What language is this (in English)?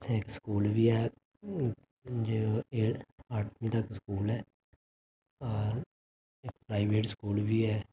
Dogri